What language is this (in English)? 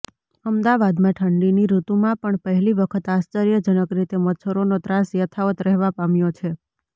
Gujarati